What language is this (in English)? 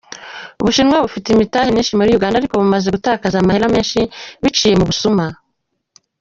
Kinyarwanda